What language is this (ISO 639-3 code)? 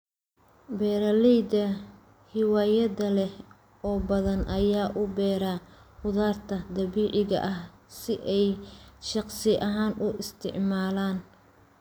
som